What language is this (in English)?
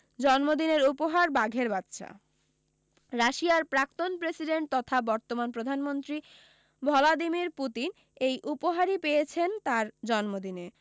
Bangla